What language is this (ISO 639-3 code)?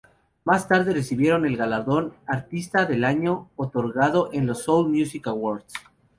spa